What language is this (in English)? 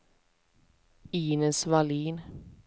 Swedish